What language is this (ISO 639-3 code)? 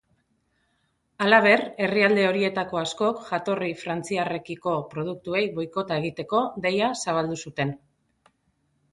eus